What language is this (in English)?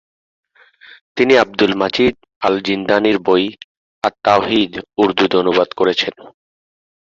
Bangla